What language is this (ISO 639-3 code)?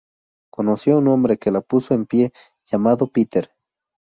spa